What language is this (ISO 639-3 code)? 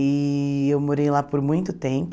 por